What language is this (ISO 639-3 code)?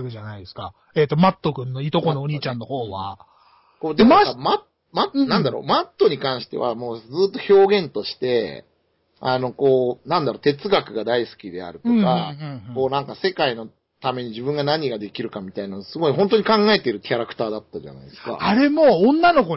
jpn